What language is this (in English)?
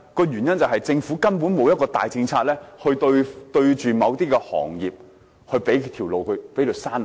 Cantonese